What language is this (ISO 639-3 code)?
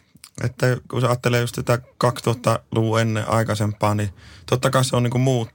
fin